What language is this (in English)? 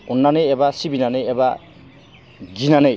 Bodo